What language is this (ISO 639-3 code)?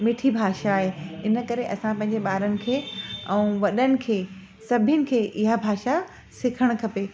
snd